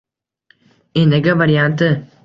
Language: Uzbek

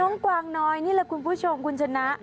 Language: Thai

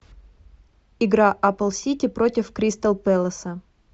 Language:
Russian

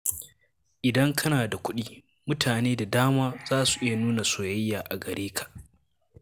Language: Hausa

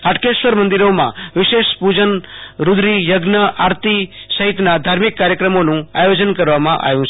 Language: Gujarati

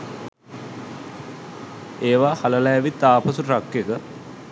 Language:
Sinhala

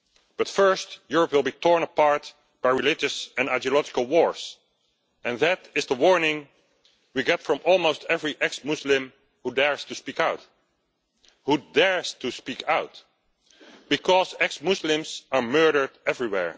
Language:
English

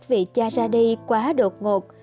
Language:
Vietnamese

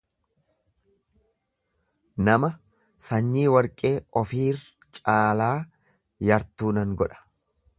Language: Oromo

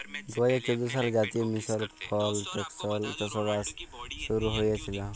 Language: Bangla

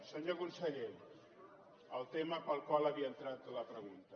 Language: Catalan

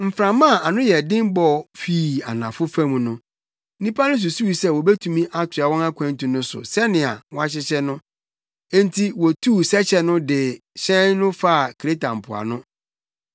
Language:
Akan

